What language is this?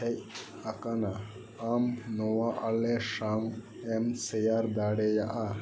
Santali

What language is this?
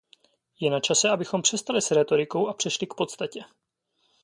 Czech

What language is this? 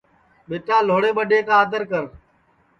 Sansi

